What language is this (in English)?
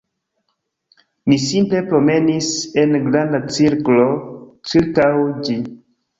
Esperanto